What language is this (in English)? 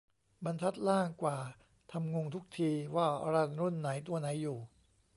Thai